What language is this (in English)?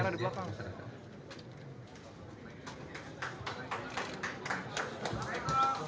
Indonesian